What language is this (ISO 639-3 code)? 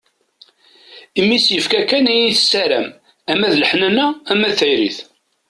kab